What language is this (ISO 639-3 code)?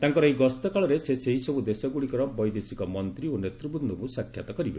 ori